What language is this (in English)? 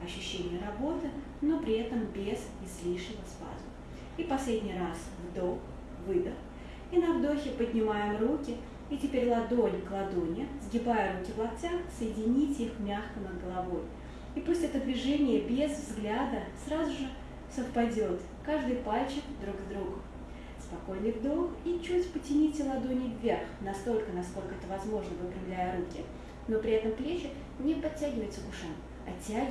Russian